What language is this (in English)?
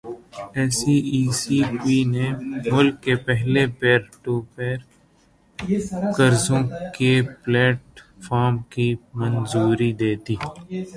Urdu